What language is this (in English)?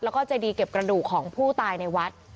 Thai